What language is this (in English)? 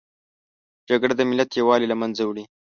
Pashto